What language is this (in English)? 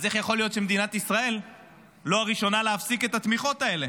Hebrew